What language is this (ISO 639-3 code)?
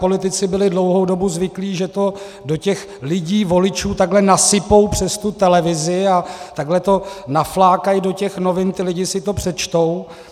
ces